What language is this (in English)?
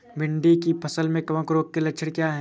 Hindi